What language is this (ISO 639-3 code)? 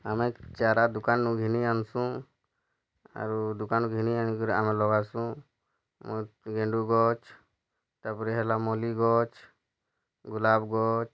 ori